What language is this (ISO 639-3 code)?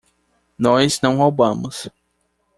por